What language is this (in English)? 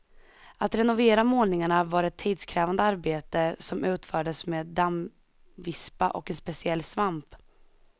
Swedish